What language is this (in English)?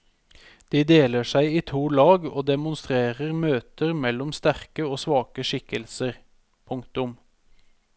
Norwegian